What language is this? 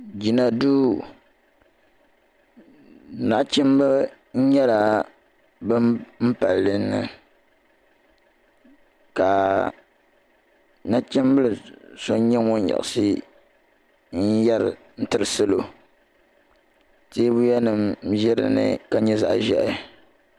Dagbani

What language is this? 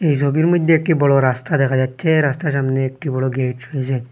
Bangla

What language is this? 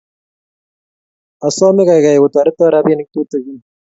Kalenjin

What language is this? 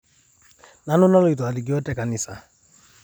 Masai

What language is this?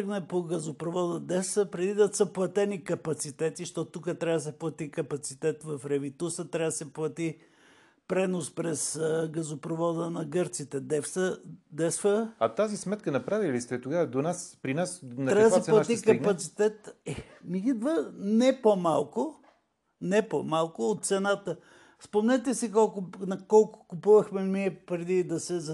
Bulgarian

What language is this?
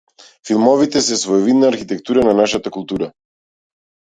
Macedonian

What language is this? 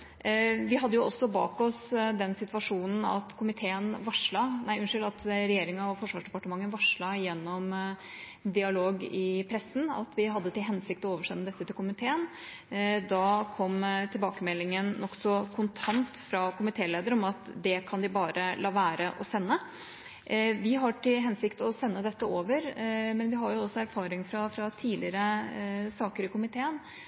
Norwegian Bokmål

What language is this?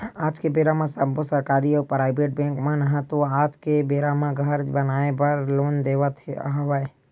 Chhattisgarhi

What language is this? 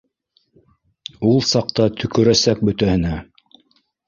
Bashkir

